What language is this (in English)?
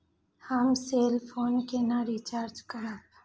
Maithili